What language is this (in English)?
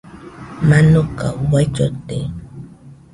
Nüpode Huitoto